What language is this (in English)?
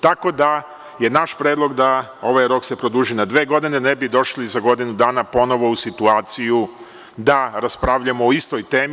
Serbian